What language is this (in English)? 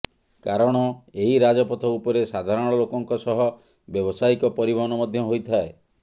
Odia